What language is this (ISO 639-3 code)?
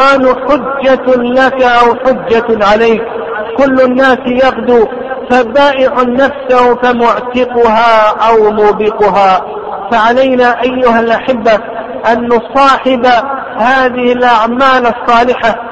ara